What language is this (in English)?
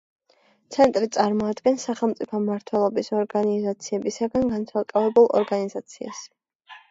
Georgian